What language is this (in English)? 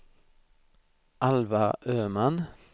Swedish